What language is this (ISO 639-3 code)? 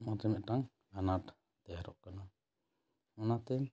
sat